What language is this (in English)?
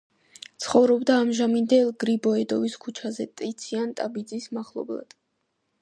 Georgian